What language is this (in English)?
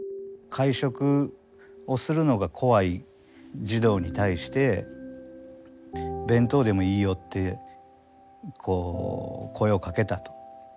Japanese